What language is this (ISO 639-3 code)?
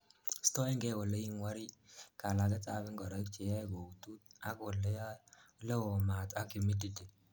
kln